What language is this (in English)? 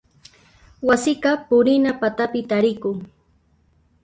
Puno Quechua